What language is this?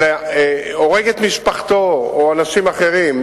Hebrew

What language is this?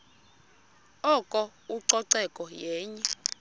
Xhosa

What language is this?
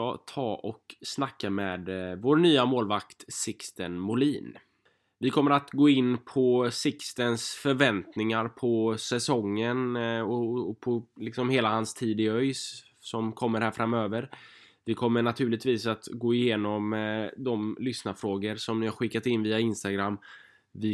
Swedish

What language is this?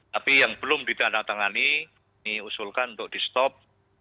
Indonesian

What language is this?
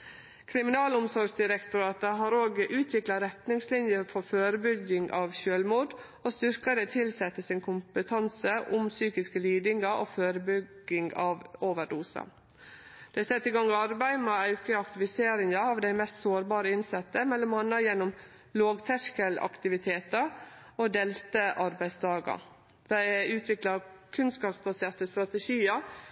Norwegian Nynorsk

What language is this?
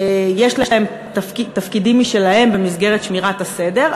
Hebrew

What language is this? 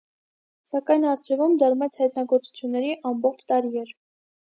Armenian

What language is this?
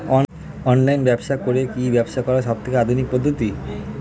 Bangla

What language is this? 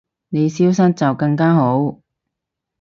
Cantonese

